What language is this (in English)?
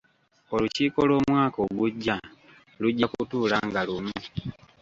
Ganda